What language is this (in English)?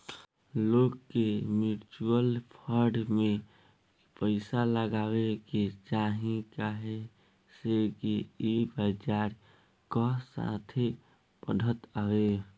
Bhojpuri